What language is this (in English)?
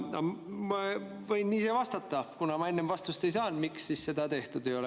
Estonian